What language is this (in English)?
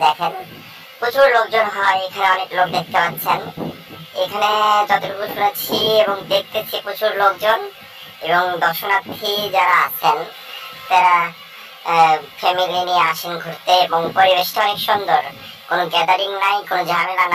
Bangla